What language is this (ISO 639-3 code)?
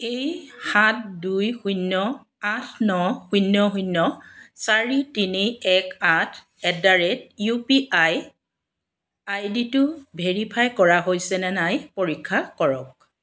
asm